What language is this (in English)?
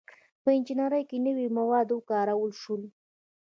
Pashto